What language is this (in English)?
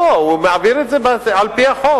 Hebrew